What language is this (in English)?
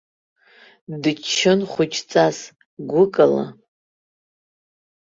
Abkhazian